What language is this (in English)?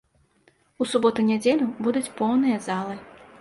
Belarusian